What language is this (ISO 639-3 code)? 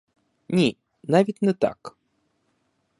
ukr